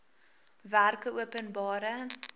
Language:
Afrikaans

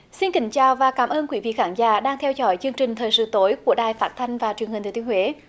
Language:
Vietnamese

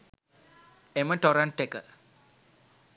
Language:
Sinhala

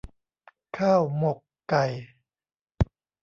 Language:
Thai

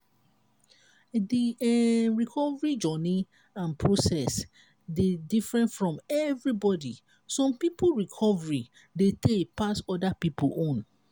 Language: Nigerian Pidgin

